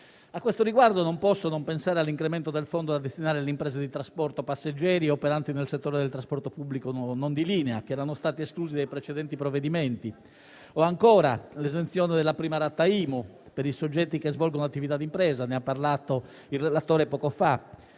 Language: Italian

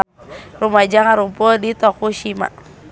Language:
Sundanese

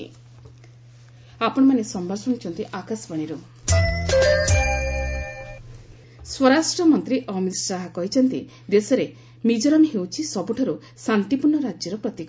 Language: Odia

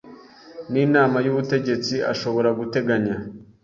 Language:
Kinyarwanda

